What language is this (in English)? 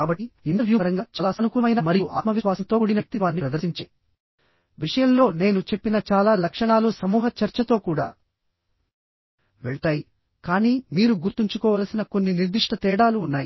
Telugu